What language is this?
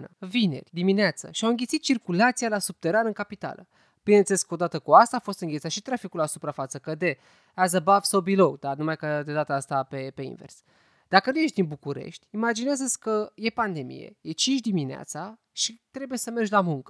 Romanian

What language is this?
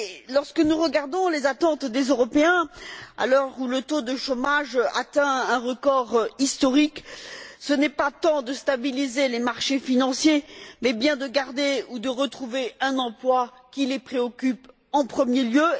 French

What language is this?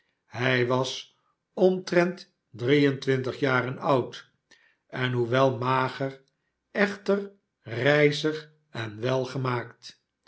Dutch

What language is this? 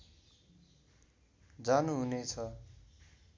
Nepali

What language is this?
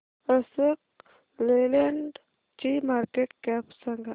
Marathi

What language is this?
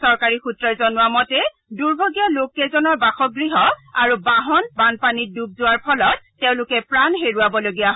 Assamese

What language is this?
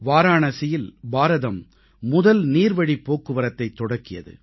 Tamil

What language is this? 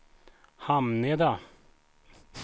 Swedish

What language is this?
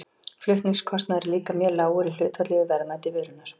Icelandic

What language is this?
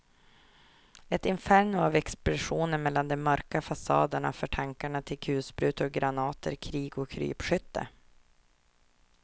Swedish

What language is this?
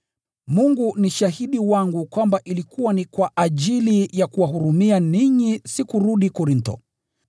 Swahili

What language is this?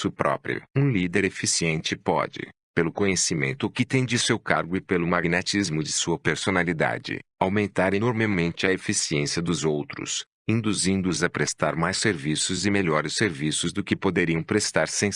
Portuguese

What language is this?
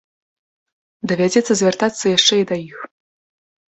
Belarusian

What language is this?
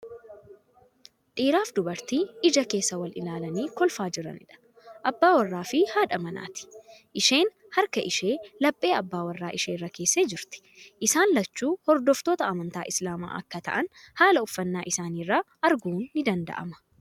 Oromo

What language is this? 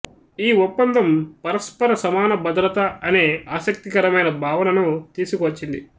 Telugu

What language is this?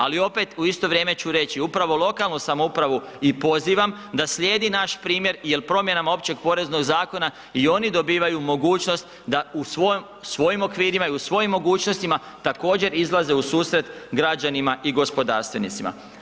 Croatian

